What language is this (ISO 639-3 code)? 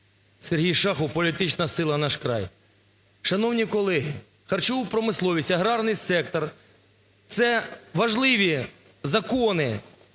ukr